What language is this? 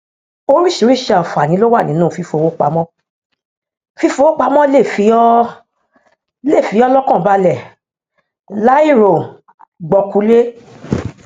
Yoruba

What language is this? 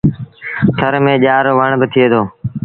Sindhi Bhil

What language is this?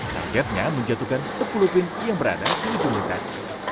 Indonesian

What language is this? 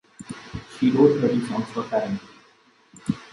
English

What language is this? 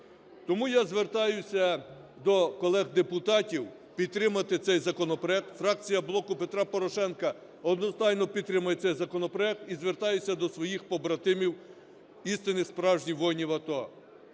Ukrainian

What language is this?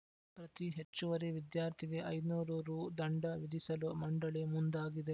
Kannada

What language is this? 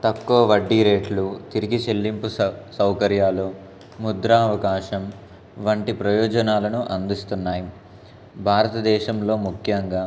Telugu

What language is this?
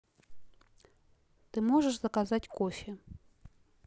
Russian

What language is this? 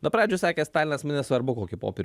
Lithuanian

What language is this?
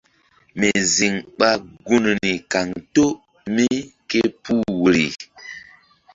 Mbum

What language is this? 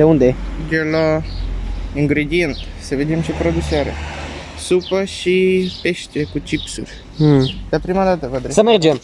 Romanian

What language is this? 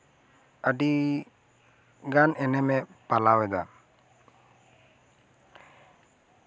Santali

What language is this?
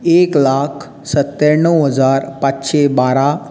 Konkani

